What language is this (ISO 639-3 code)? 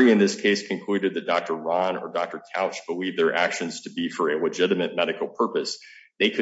eng